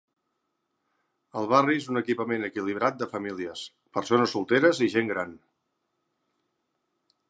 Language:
Catalan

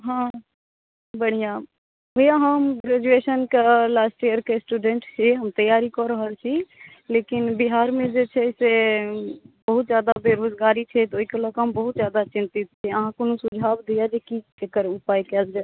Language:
Maithili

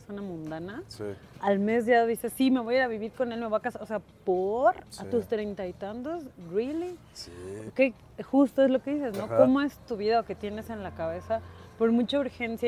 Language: Spanish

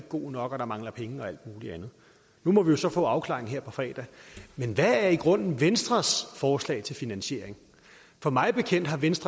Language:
Danish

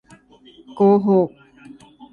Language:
Thai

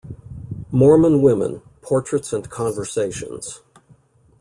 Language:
English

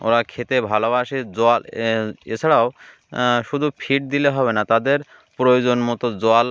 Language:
Bangla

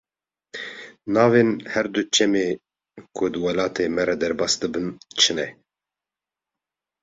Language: Kurdish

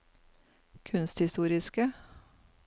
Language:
Norwegian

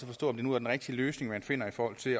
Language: Danish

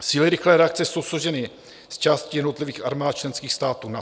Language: Czech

